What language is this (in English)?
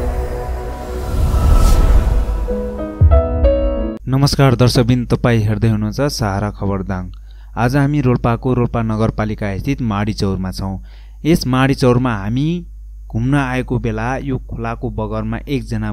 Indonesian